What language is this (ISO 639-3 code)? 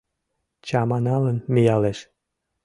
chm